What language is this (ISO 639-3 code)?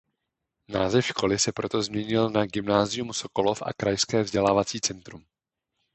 ces